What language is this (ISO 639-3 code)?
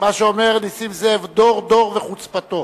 heb